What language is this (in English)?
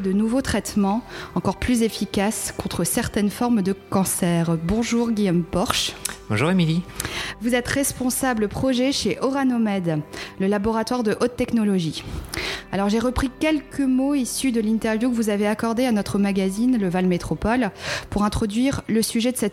French